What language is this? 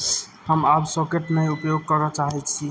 Maithili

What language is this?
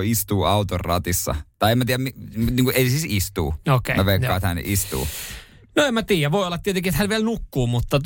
Finnish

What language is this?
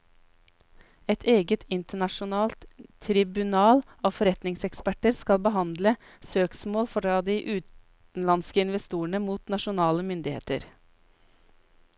Norwegian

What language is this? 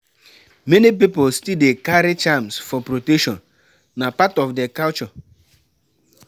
Nigerian Pidgin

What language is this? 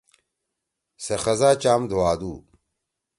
Torwali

